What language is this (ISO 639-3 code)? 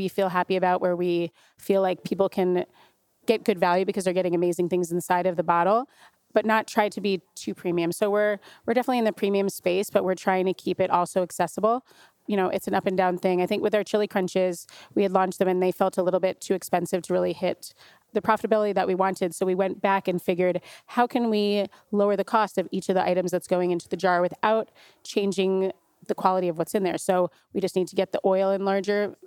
eng